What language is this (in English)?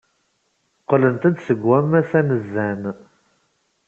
Kabyle